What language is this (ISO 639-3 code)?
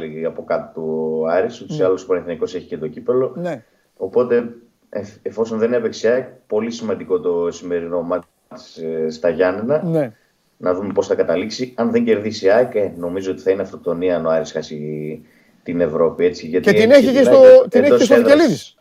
ell